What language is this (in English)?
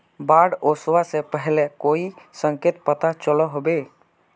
Magahi